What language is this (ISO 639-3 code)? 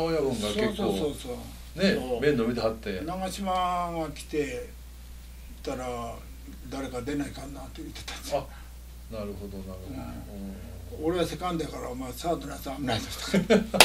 jpn